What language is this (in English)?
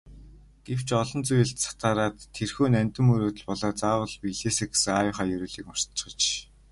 Mongolian